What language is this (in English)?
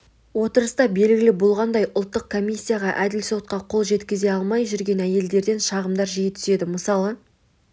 Kazakh